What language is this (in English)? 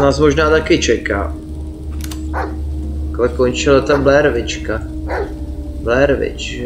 Czech